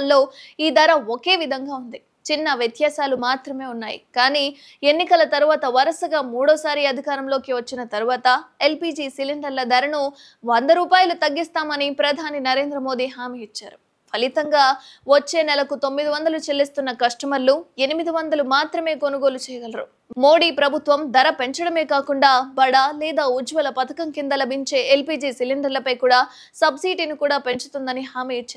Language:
Telugu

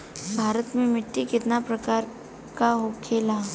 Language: Bhojpuri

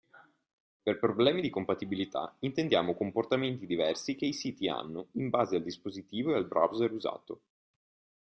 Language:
Italian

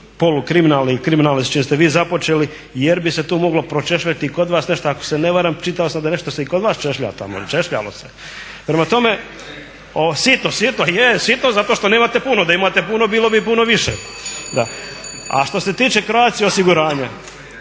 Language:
Croatian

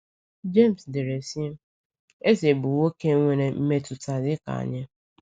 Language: Igbo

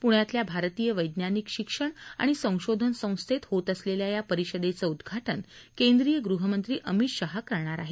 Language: Marathi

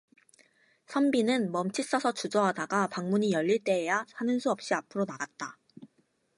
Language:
Korean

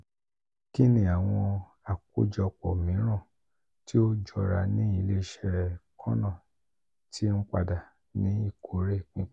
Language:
Yoruba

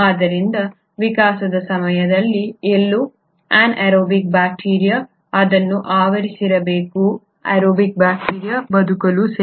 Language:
Kannada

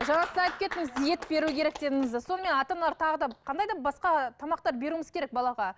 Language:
Kazakh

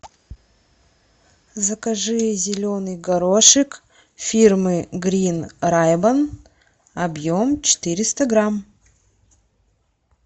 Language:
Russian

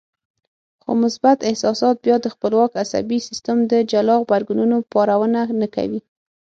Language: Pashto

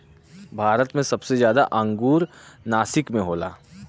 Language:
Bhojpuri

